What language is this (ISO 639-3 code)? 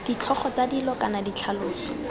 tsn